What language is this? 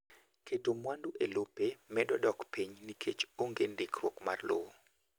Luo (Kenya and Tanzania)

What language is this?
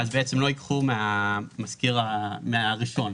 Hebrew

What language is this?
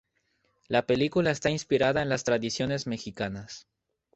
Spanish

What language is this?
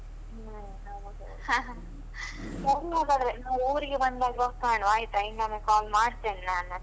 Kannada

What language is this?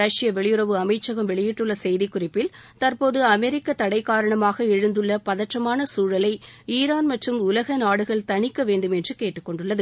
Tamil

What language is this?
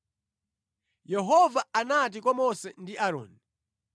Nyanja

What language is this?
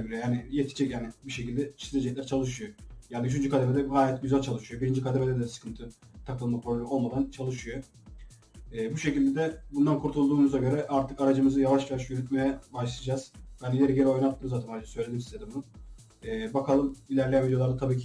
Turkish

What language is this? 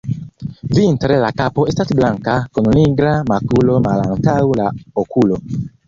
Esperanto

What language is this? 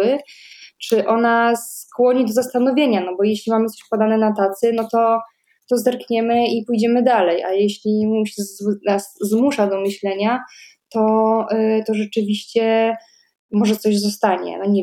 Polish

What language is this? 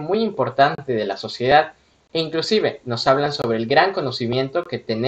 Spanish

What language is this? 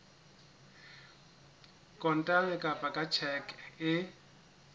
Southern Sotho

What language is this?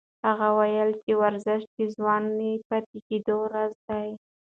Pashto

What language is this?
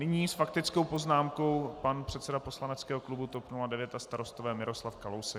Czech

